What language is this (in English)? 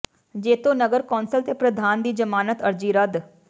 Punjabi